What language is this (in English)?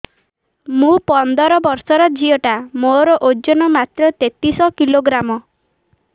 Odia